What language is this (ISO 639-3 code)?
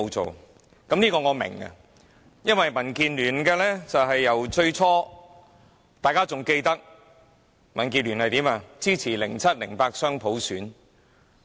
yue